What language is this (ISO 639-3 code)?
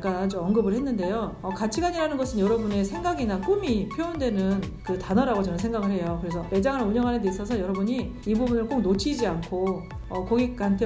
kor